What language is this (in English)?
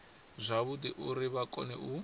Venda